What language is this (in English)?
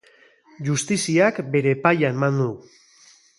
Basque